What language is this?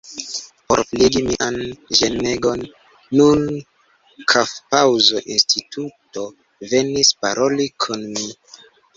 Esperanto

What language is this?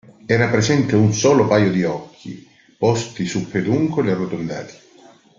Italian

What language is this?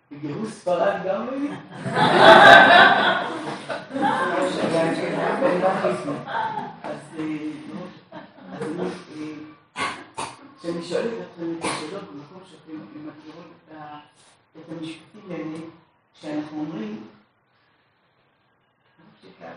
Hebrew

